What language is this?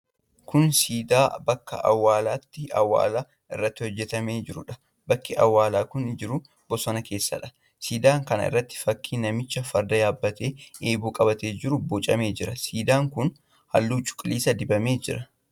Oromo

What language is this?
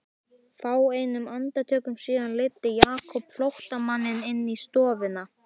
Icelandic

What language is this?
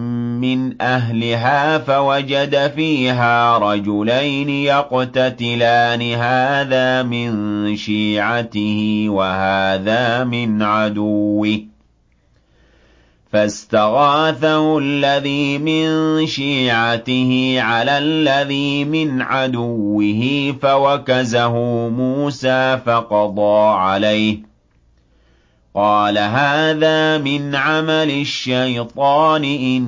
Arabic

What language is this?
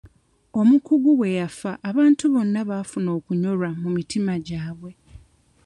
Ganda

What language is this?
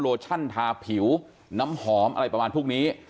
Thai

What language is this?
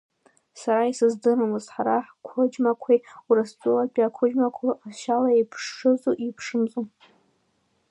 Abkhazian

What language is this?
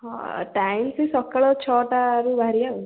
Odia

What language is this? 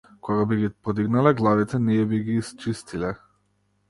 Macedonian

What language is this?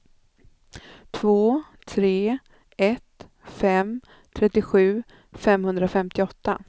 Swedish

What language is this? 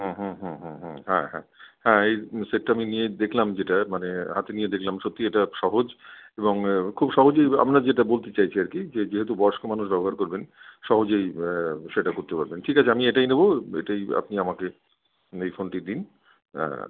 Bangla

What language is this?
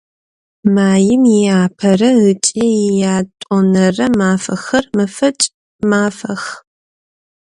Adyghe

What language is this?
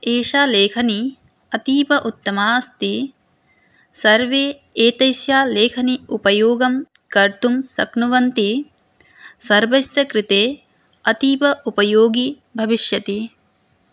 Sanskrit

